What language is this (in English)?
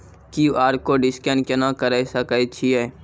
Maithili